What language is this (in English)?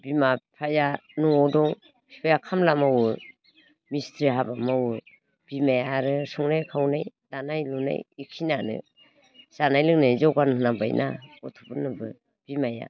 Bodo